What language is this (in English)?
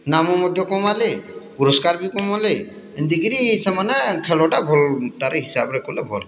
Odia